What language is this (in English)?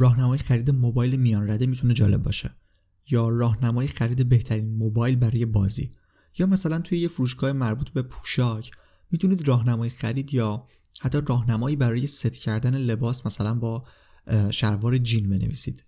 Persian